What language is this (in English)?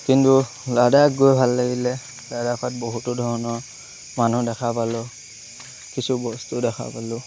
Assamese